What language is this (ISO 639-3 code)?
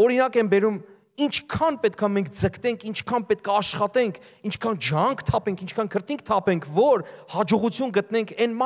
tur